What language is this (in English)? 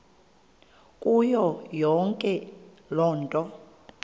Xhosa